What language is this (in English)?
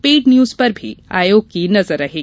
Hindi